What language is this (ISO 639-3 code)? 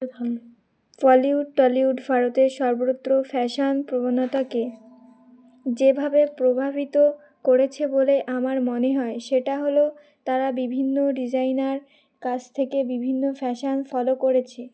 ben